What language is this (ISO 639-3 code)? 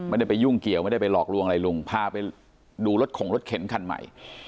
tha